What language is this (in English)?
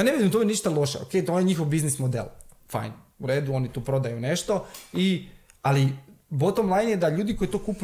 Croatian